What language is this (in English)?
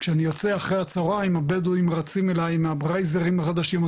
Hebrew